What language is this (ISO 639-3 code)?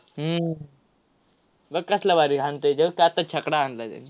mar